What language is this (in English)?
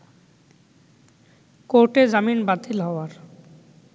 Bangla